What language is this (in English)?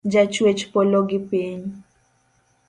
Luo (Kenya and Tanzania)